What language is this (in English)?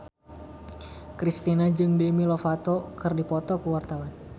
Sundanese